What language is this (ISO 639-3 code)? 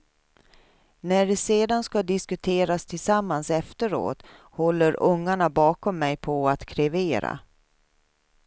swe